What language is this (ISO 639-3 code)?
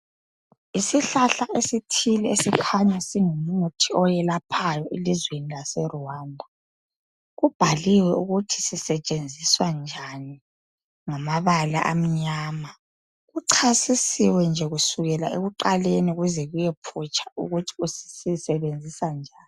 nde